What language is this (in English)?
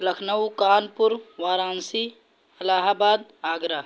Urdu